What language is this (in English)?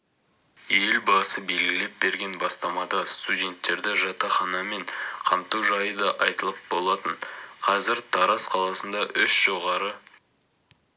Kazakh